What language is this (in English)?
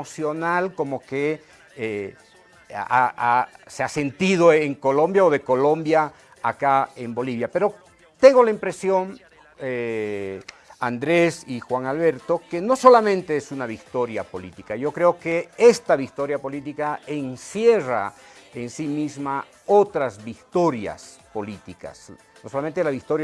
Spanish